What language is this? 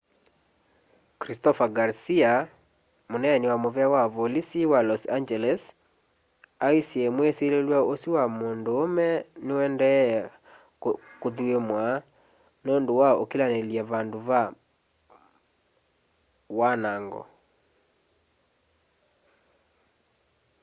Kamba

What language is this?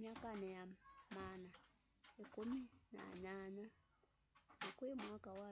Kamba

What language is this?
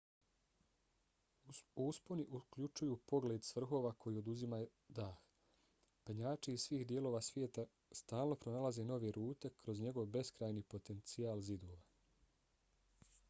Bosnian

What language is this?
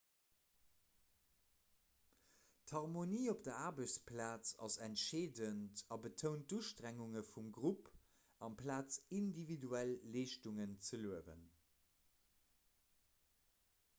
Luxembourgish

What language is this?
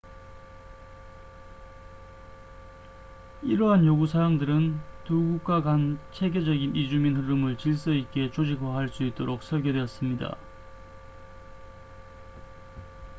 Korean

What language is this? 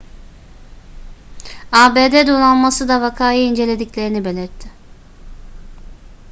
Turkish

